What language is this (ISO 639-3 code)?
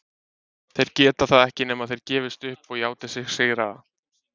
isl